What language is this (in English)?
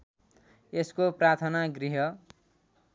Nepali